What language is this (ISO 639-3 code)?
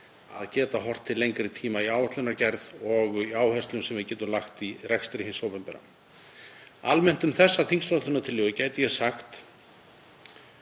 isl